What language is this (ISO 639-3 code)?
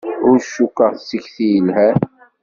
kab